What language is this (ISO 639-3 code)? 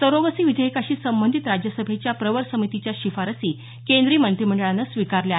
mar